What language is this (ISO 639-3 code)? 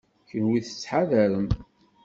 kab